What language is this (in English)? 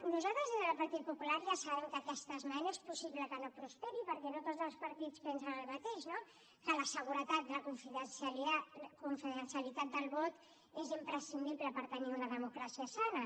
Catalan